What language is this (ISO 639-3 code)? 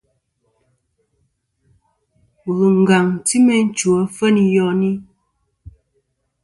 bkm